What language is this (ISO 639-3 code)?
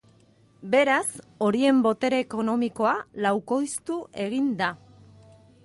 eus